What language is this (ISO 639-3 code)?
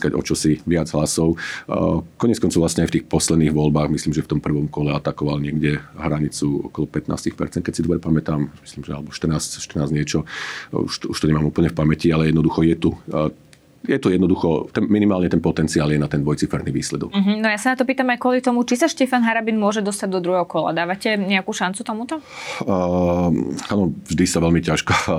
slk